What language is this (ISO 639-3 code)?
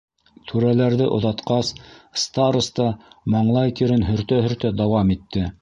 bak